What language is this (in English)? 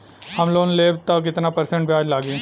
Bhojpuri